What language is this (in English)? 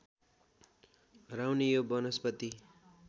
Nepali